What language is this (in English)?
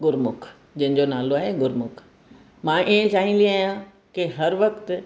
Sindhi